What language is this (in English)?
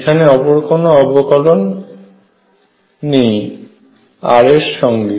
Bangla